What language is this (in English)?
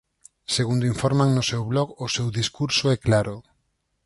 Galician